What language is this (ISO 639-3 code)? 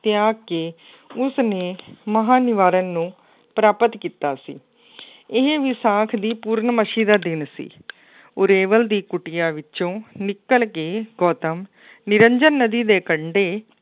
pan